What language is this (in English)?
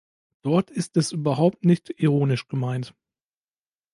German